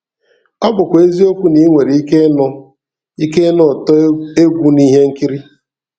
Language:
Igbo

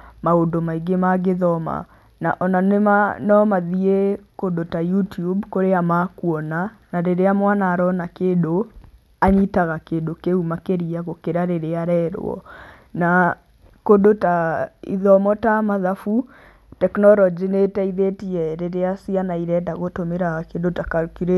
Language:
Kikuyu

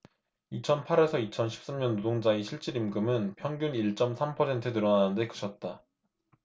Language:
Korean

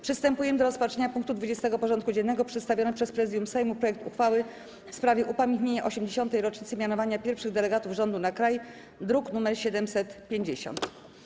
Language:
Polish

